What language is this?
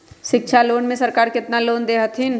Magahi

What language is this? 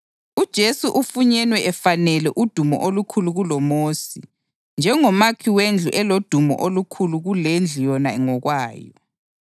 North Ndebele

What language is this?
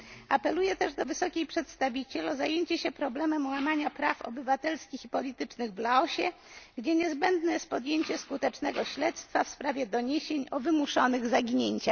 Polish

